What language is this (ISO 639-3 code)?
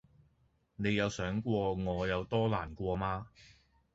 yue